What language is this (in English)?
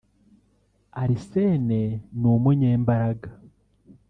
Kinyarwanda